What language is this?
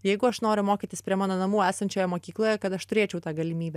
Lithuanian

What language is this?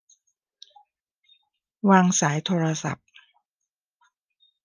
Thai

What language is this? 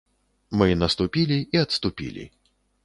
Belarusian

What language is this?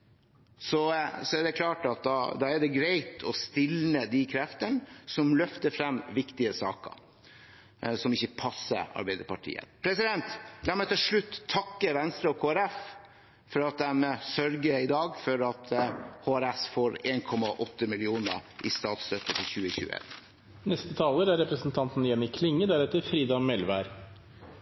Norwegian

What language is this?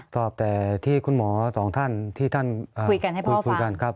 Thai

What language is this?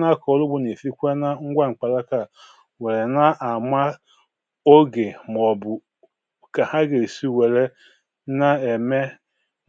Igbo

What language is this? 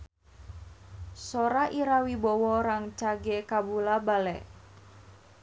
Sundanese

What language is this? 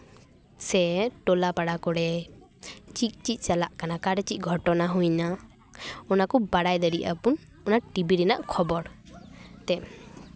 Santali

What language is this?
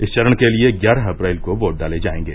Hindi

